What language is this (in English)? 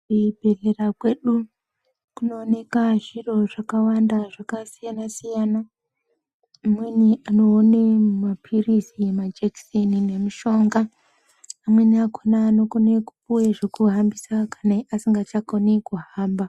Ndau